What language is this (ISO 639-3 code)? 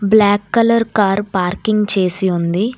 tel